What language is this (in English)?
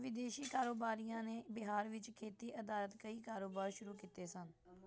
Punjabi